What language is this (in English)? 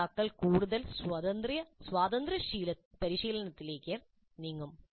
Malayalam